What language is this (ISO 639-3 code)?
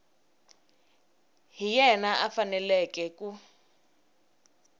tso